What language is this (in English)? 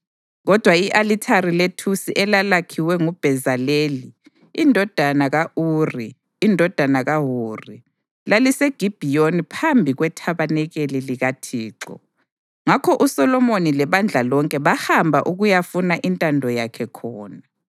North Ndebele